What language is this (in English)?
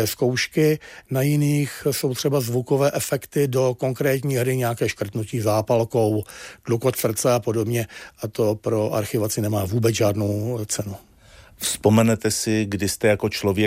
Czech